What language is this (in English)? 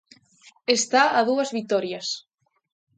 Galician